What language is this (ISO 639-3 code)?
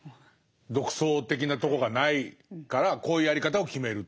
jpn